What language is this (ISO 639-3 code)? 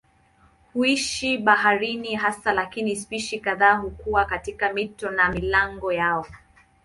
swa